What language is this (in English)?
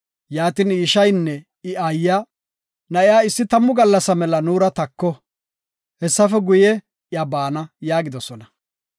Gofa